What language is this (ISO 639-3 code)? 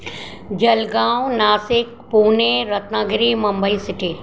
snd